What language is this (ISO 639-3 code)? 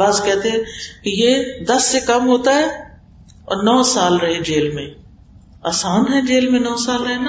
urd